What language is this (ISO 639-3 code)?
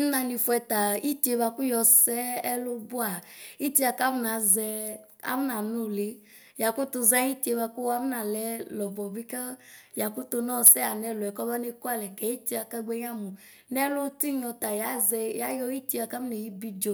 kpo